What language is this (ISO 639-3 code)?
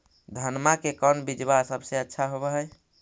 mag